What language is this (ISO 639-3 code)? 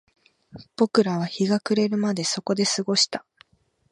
jpn